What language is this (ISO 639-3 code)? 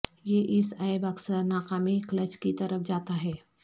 urd